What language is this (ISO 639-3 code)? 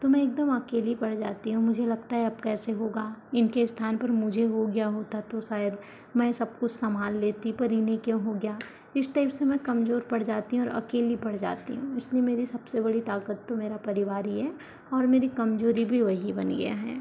hin